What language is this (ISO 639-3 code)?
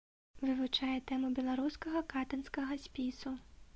bel